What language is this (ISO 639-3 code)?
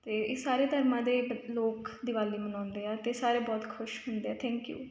pan